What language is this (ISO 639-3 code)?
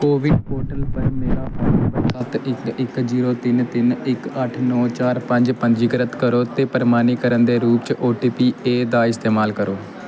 doi